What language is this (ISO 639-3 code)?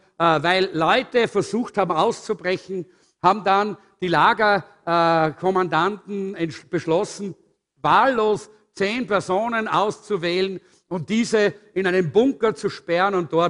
deu